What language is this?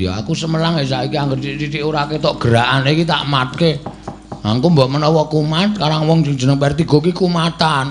Indonesian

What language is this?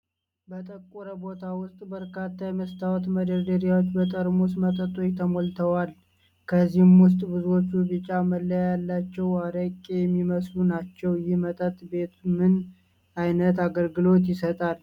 Amharic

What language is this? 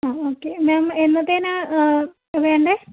Malayalam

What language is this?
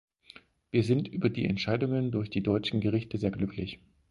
German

